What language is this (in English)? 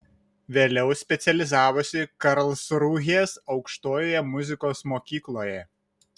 Lithuanian